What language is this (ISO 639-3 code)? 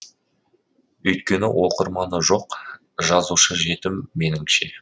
kaz